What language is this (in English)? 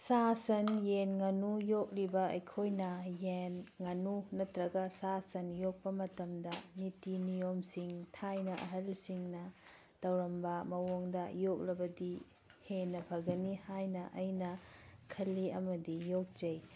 Manipuri